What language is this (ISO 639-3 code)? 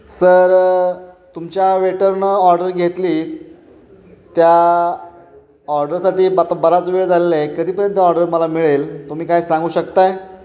mar